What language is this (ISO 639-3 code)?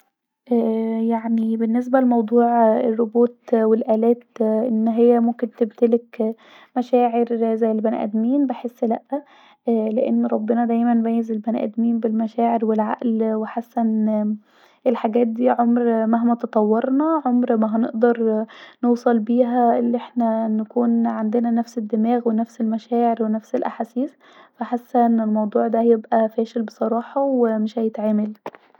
arz